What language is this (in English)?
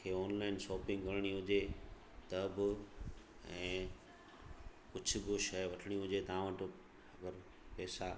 Sindhi